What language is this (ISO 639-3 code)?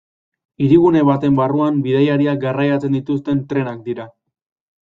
eus